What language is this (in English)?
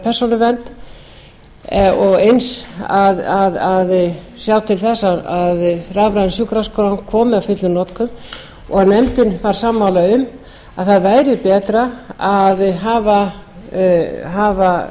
Icelandic